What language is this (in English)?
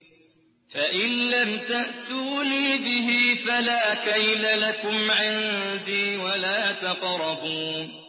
Arabic